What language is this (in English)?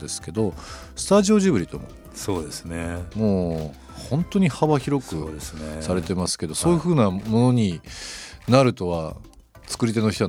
Japanese